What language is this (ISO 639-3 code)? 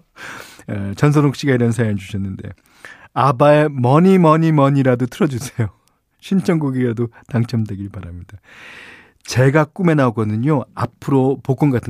kor